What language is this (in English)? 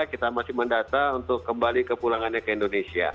Indonesian